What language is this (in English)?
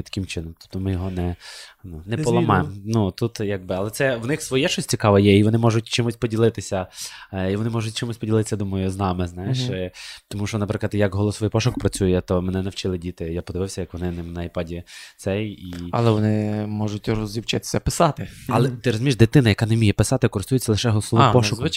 Ukrainian